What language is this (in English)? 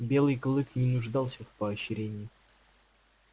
Russian